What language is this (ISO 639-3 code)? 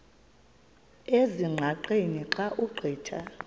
xho